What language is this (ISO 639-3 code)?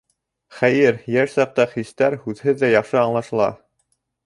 bak